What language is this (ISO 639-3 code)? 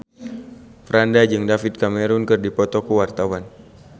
sun